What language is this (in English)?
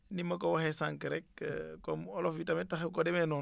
Wolof